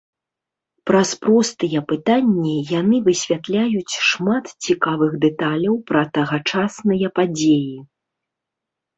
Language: Belarusian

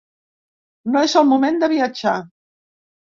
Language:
Catalan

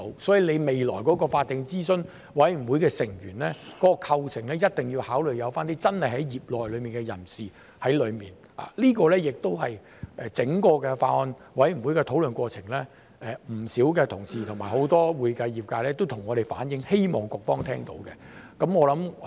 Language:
Cantonese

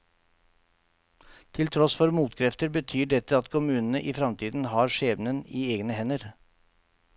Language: Norwegian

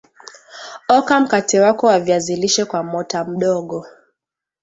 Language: Swahili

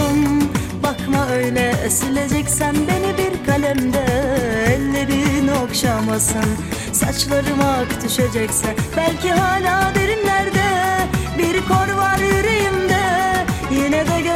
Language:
Turkish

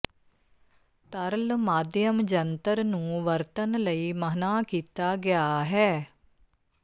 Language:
Punjabi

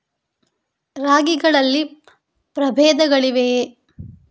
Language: Kannada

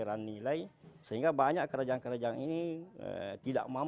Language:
Indonesian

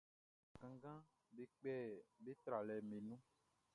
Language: Baoulé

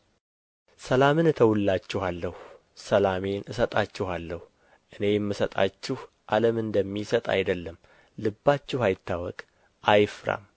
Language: Amharic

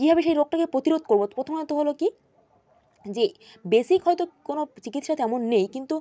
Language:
Bangla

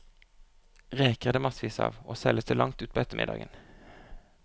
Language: Norwegian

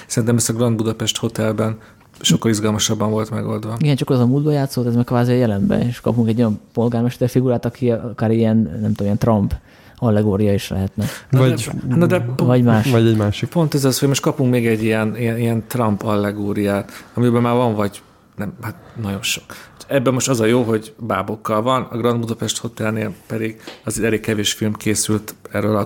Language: Hungarian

